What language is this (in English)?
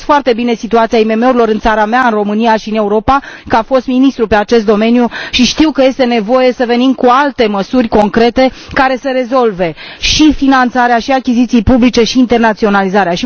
Romanian